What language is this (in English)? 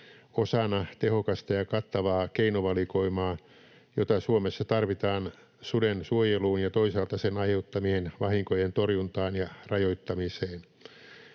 Finnish